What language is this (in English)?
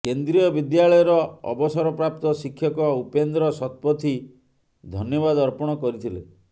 Odia